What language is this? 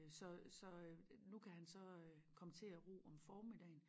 Danish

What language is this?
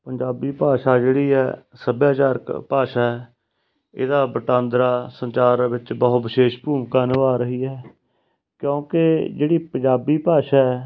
Punjabi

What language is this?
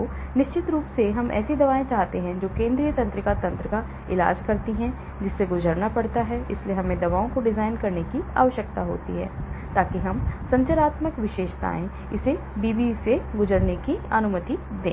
Hindi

